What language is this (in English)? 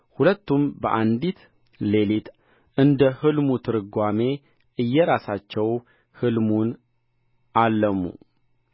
Amharic